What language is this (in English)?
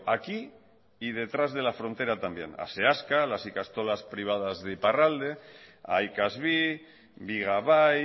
Spanish